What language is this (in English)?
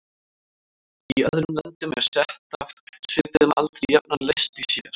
Icelandic